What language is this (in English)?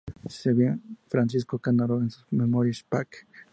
Spanish